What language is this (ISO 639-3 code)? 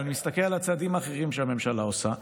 heb